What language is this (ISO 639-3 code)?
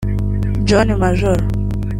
kin